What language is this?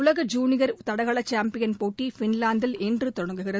Tamil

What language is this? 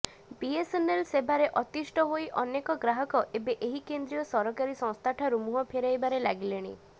Odia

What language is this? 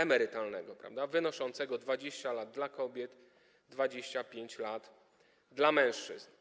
Polish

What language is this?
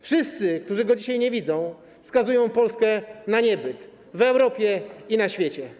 Polish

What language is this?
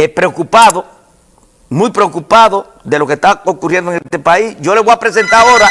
Spanish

